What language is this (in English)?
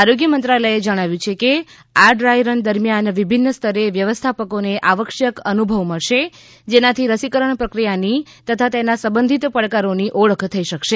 Gujarati